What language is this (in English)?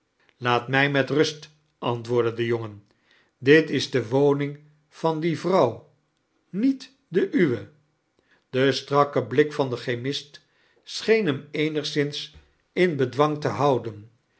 Dutch